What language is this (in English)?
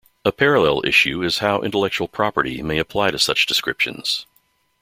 English